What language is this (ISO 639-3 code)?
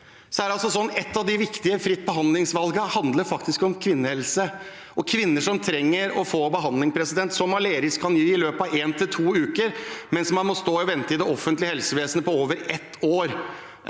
nor